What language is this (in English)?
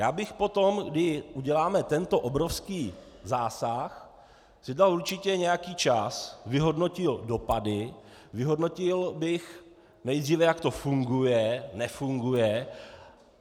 Czech